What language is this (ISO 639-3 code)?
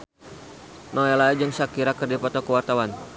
sun